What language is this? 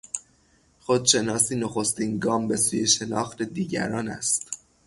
Persian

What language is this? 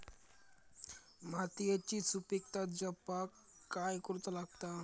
Marathi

